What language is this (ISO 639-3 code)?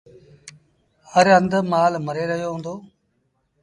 sbn